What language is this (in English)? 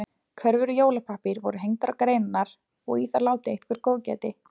Icelandic